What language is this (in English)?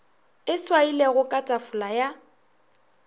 Northern Sotho